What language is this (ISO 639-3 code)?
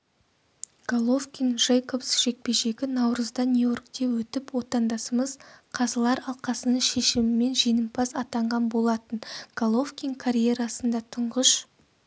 kaz